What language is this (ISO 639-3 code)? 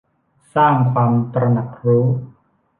tha